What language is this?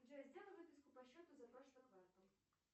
Russian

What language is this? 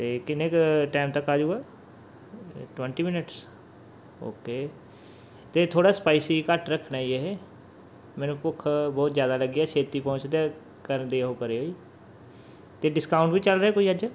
Punjabi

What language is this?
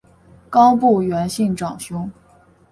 Chinese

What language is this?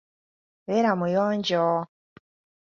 Ganda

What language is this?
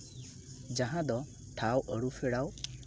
Santali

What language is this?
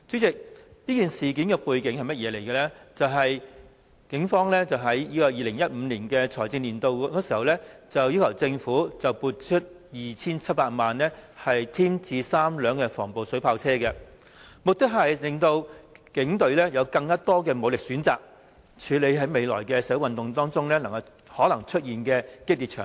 Cantonese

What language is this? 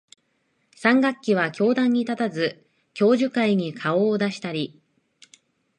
Japanese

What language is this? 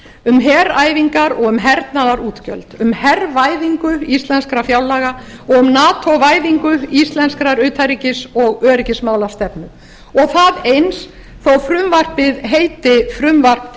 Icelandic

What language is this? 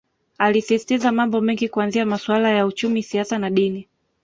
Swahili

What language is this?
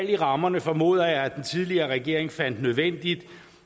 Danish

